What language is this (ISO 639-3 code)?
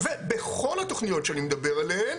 heb